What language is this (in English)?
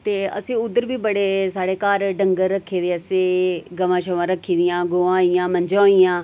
Dogri